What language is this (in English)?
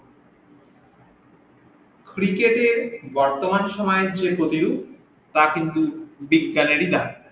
Bangla